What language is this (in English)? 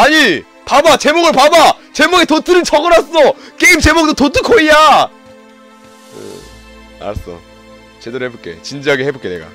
Korean